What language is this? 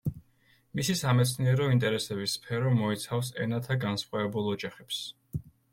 Georgian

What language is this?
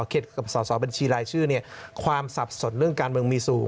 Thai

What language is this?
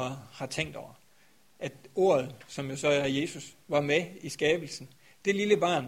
Danish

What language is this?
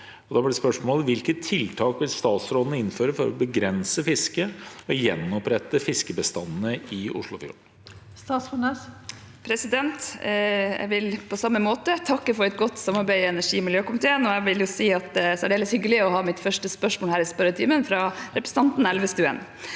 Norwegian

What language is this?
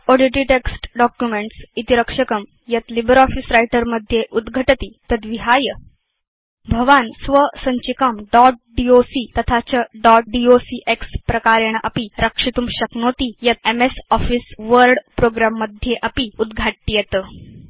Sanskrit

